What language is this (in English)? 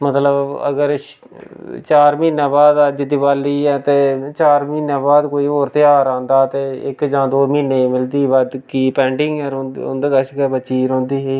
Dogri